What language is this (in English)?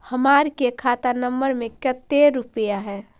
Magahi